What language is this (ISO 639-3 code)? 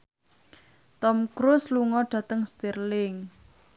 jav